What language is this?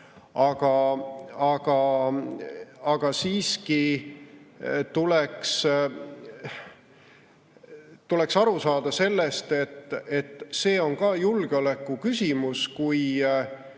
Estonian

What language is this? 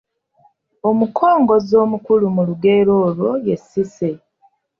Ganda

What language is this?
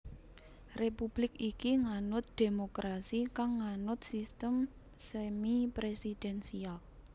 Javanese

